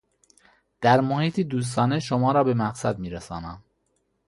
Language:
Persian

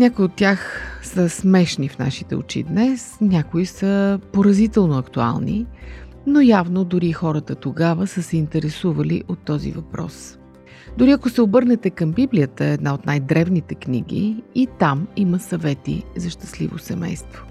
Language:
Bulgarian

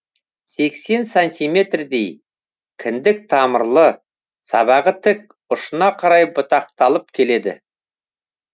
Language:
Kazakh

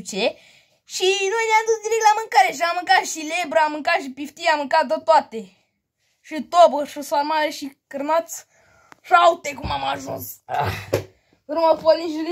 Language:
Romanian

